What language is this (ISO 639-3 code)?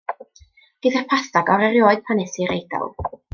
cym